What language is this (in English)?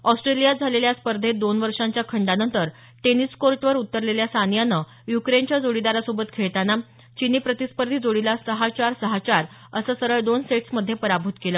Marathi